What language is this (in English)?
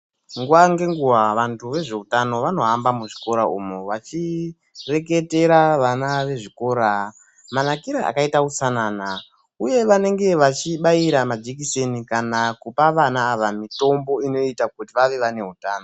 Ndau